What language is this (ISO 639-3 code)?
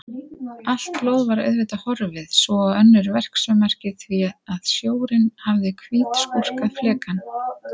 isl